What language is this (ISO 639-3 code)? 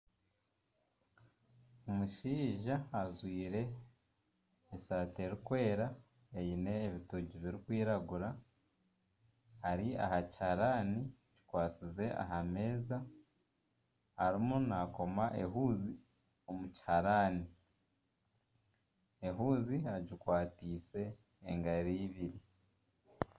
nyn